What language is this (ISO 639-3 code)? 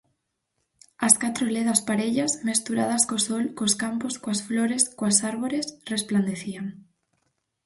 glg